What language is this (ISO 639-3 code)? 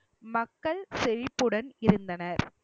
tam